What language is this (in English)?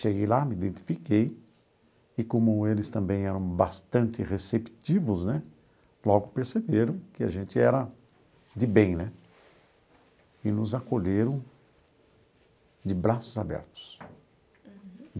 Portuguese